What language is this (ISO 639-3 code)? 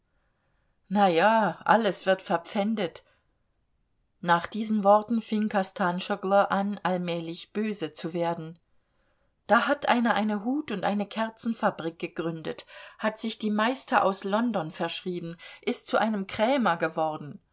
deu